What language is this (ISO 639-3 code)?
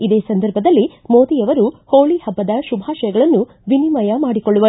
kan